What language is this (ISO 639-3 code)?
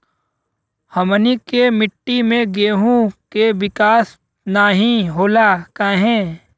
bho